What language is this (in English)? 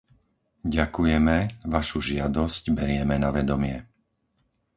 Slovak